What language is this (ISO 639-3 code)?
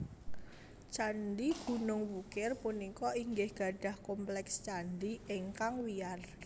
jav